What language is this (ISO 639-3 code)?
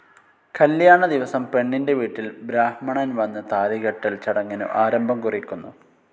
mal